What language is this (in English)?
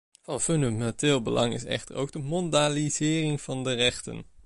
Dutch